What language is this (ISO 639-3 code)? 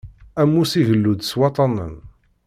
kab